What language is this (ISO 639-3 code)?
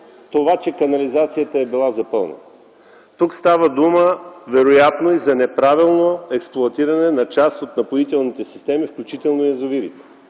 bul